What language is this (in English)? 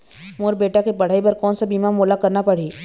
Chhattisgarhi